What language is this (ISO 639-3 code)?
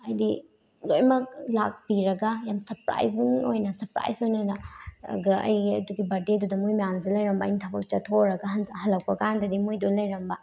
mni